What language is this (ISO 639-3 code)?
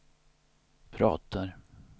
swe